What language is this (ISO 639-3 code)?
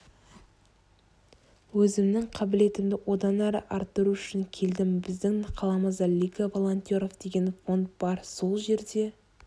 kaz